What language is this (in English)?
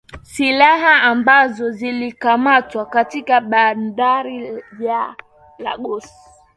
Swahili